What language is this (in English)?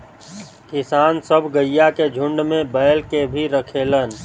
Bhojpuri